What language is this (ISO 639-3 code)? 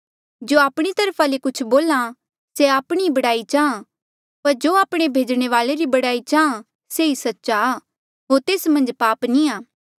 mjl